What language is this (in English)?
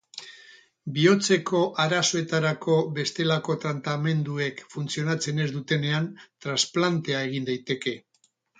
Basque